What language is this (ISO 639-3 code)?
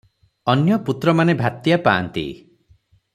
ori